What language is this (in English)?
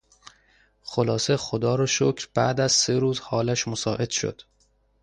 Persian